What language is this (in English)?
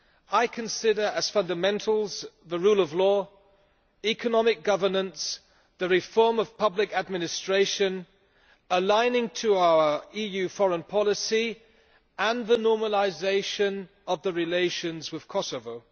English